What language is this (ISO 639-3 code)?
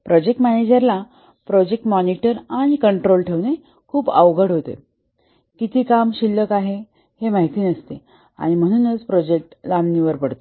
mar